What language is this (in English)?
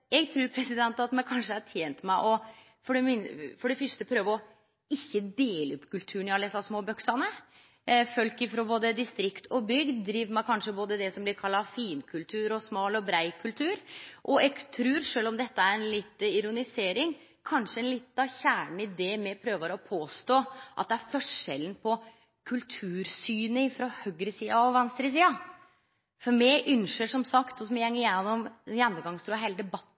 Norwegian Nynorsk